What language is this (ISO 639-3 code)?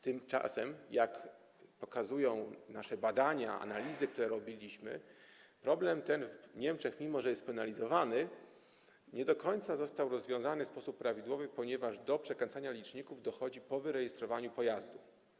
pol